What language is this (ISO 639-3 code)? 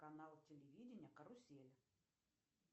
rus